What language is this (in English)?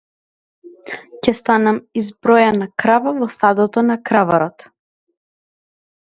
Macedonian